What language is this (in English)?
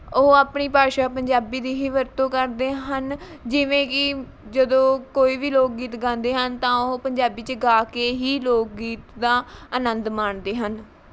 Punjabi